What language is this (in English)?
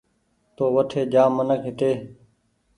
Goaria